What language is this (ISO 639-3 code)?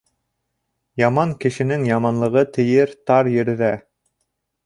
bak